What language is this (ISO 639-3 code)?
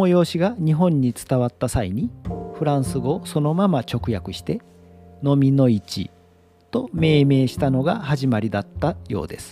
jpn